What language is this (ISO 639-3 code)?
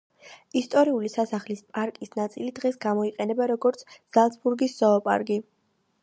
kat